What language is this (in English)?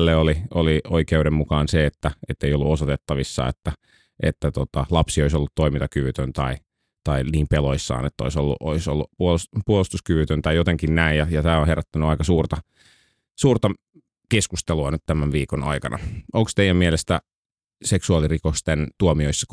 Finnish